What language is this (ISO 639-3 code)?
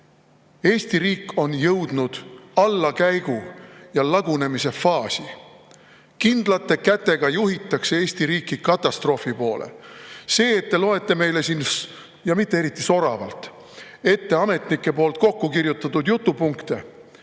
est